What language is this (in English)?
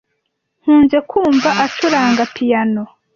Kinyarwanda